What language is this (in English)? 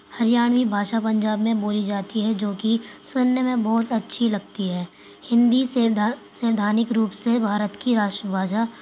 Urdu